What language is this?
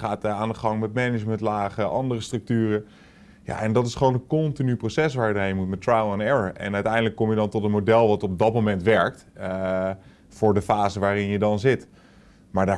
Dutch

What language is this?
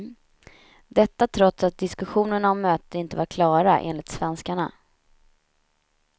Swedish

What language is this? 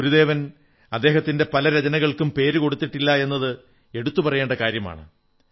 Malayalam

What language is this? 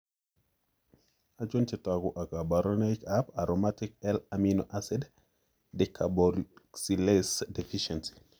Kalenjin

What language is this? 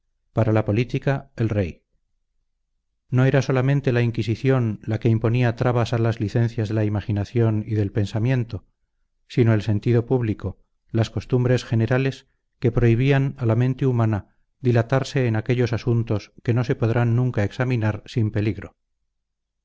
Spanish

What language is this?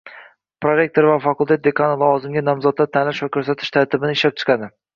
Uzbek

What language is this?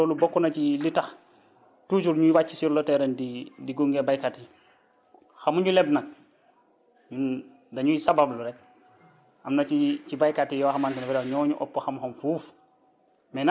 Wolof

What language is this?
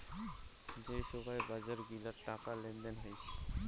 Bangla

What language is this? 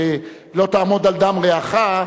Hebrew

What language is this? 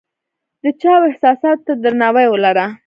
Pashto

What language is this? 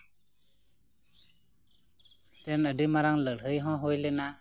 Santali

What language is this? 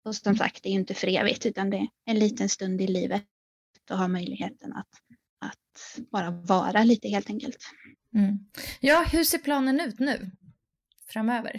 Swedish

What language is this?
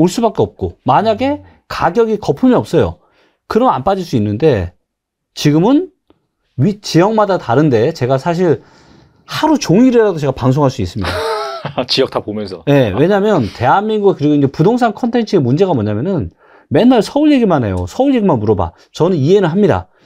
Korean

